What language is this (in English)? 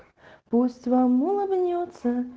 Russian